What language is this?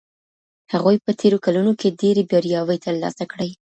Pashto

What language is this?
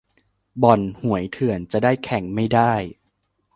Thai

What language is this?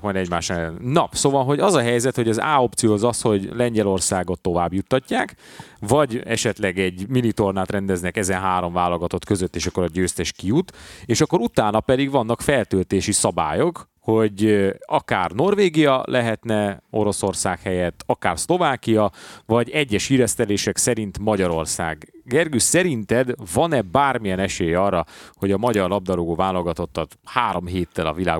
Hungarian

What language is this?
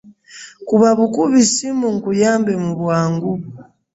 Ganda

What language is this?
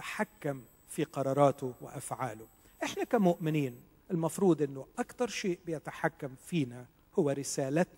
Arabic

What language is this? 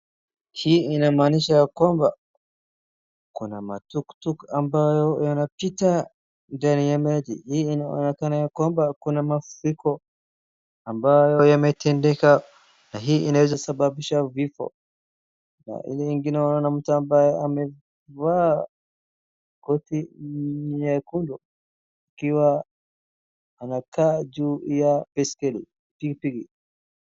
Swahili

